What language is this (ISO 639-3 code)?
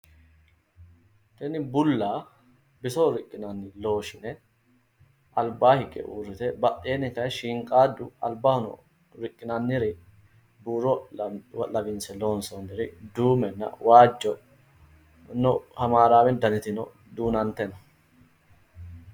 sid